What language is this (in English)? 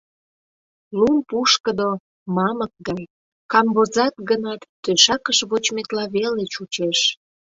Mari